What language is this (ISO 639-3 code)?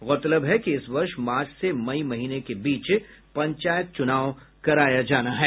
hin